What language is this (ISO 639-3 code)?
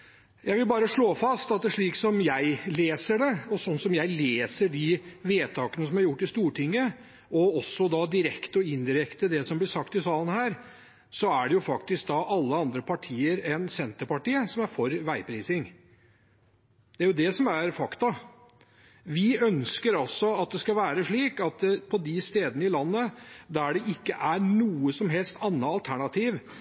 nob